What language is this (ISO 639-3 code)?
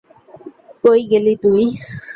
ben